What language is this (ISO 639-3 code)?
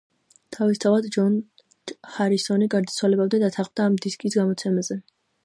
kat